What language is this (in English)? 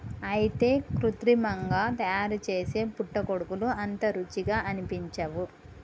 Telugu